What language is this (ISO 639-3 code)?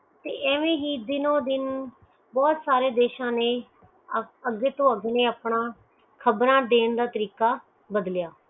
pan